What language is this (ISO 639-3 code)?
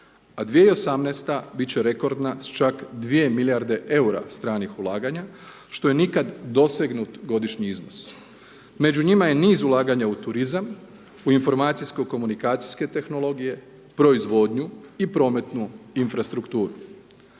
hrv